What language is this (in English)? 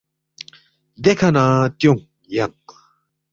Balti